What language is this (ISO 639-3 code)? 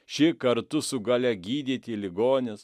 lit